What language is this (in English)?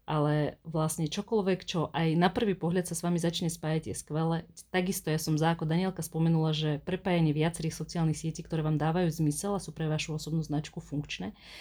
Slovak